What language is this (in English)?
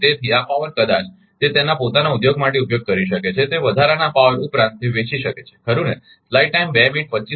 Gujarati